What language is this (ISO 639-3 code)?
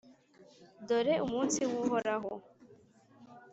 kin